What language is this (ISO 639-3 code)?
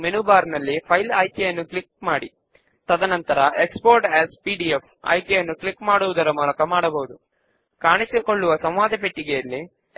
tel